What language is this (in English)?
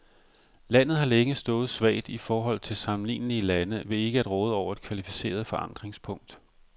Danish